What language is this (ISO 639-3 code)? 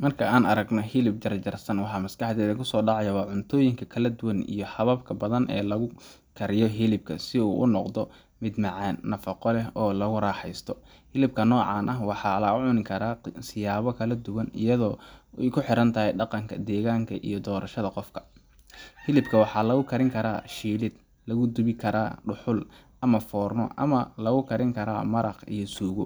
som